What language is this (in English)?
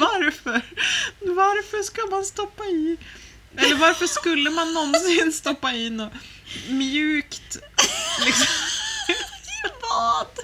Swedish